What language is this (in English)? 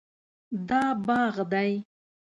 Pashto